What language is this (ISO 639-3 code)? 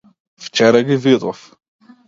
mkd